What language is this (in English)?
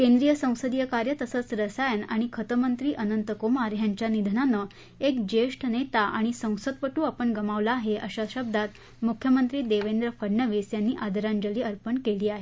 Marathi